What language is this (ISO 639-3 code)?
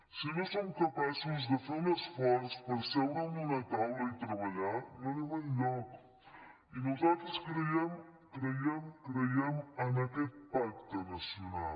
cat